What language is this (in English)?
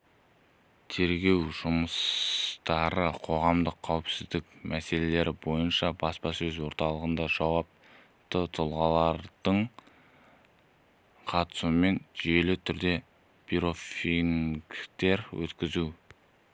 Kazakh